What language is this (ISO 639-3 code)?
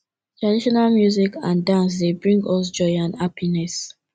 pcm